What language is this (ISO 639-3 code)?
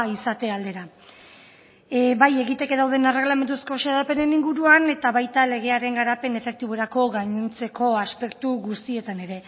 eus